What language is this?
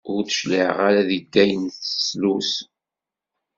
Kabyle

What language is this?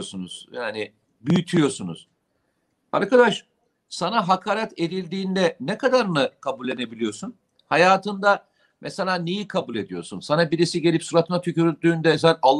Turkish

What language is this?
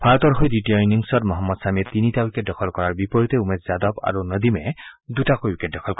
Assamese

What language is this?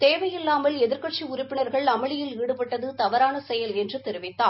Tamil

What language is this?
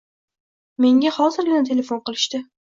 Uzbek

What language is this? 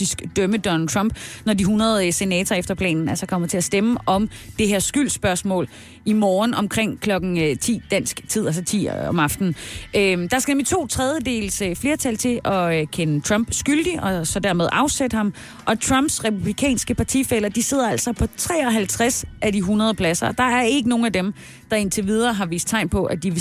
Danish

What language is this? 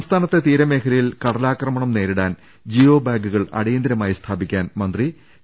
Malayalam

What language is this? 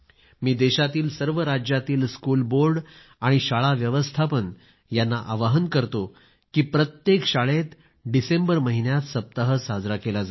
Marathi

